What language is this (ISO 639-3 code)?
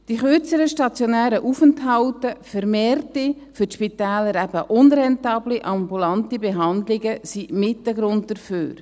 gsw